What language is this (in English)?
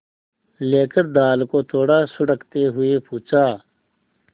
Hindi